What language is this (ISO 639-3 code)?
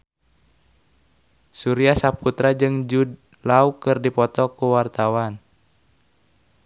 sun